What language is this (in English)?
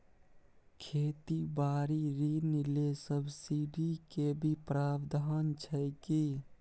Maithili